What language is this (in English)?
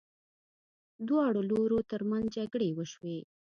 Pashto